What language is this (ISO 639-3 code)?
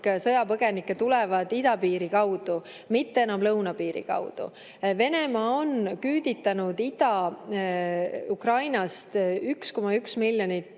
est